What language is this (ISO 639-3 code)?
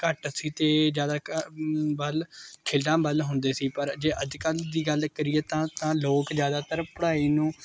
pan